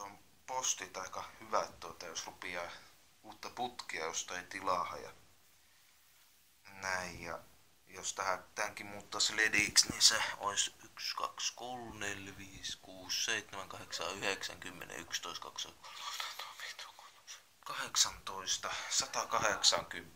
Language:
Finnish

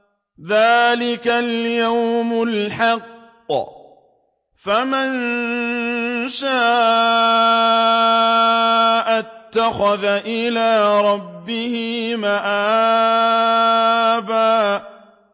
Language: Arabic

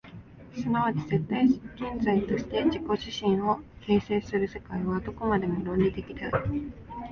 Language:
Japanese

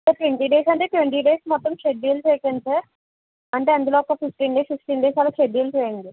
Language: Telugu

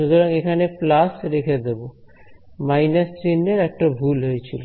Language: Bangla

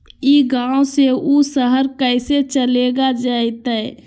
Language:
Magahi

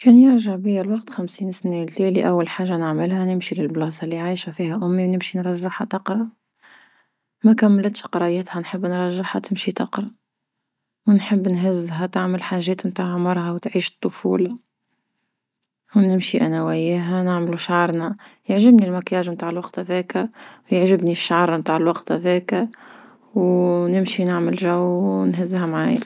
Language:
Tunisian Arabic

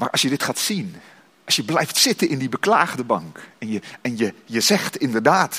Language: Dutch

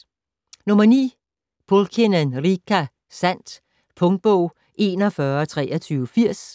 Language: Danish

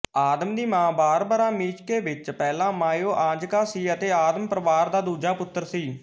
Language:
Punjabi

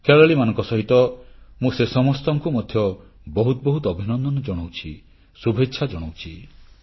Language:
Odia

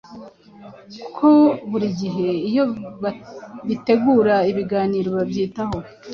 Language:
Kinyarwanda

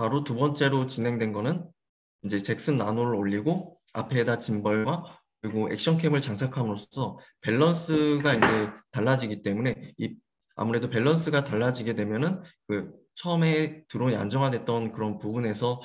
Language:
Korean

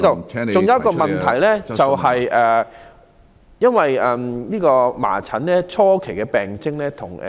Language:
Cantonese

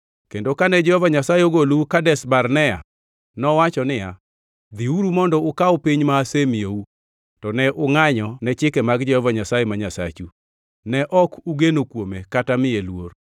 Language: Luo (Kenya and Tanzania)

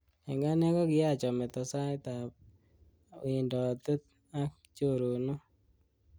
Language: Kalenjin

